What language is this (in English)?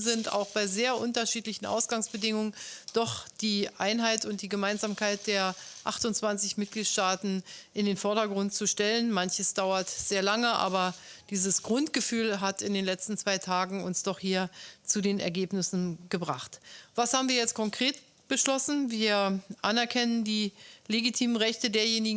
German